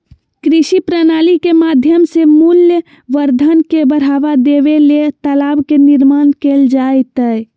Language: Magahi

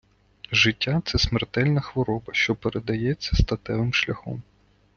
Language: Ukrainian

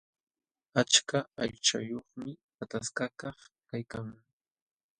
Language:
Jauja Wanca Quechua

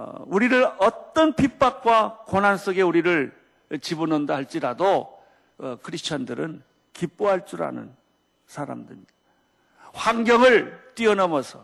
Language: Korean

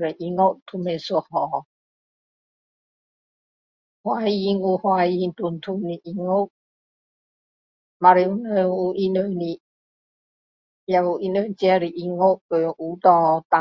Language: Min Dong Chinese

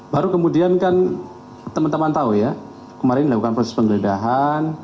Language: Indonesian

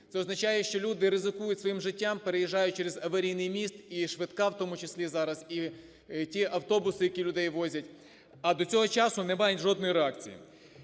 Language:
Ukrainian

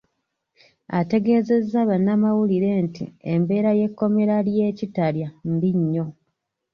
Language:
Ganda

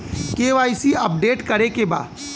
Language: Bhojpuri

